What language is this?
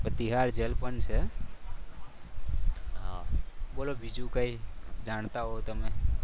Gujarati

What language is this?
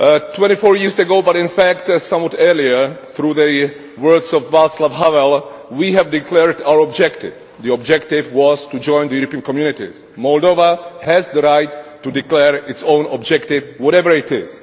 English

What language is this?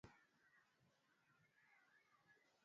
Swahili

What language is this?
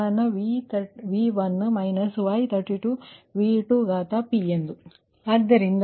Kannada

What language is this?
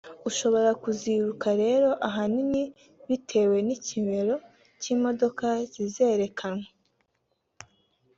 Kinyarwanda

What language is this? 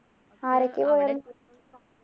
Malayalam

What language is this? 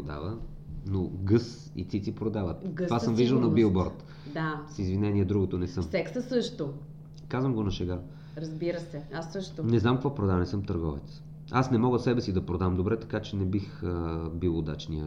Bulgarian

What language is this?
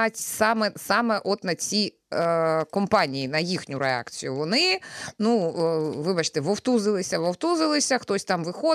Ukrainian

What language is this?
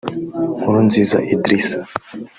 Kinyarwanda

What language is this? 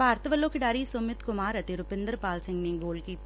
Punjabi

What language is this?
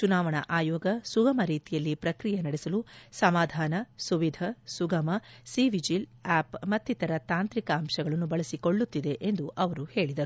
Kannada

